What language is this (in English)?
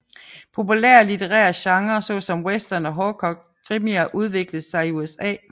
Danish